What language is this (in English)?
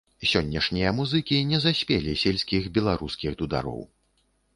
Belarusian